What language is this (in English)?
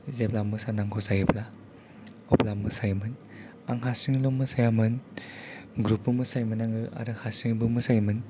Bodo